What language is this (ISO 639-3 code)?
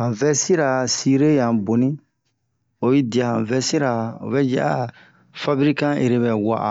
bmq